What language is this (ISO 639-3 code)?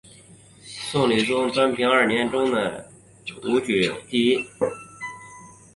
zho